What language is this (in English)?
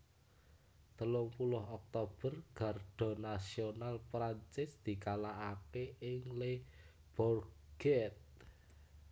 Javanese